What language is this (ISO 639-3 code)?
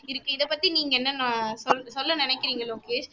tam